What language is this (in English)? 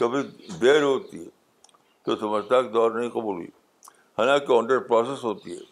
Urdu